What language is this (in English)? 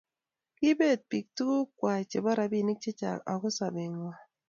Kalenjin